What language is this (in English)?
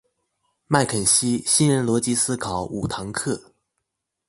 Chinese